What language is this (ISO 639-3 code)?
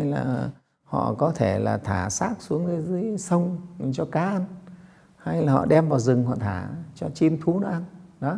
vie